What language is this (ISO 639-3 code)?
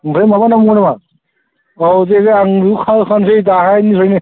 brx